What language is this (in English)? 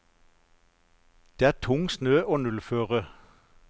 Norwegian